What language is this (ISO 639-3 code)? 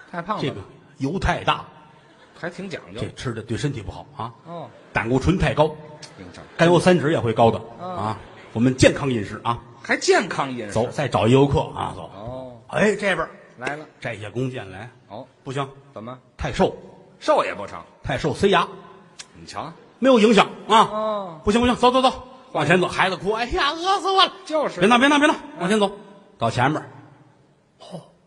zho